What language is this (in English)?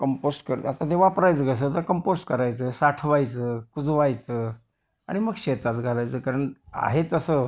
Marathi